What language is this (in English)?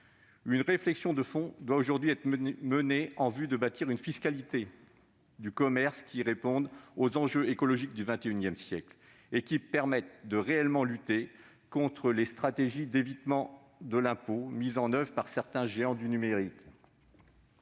French